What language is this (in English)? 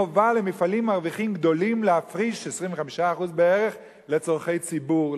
Hebrew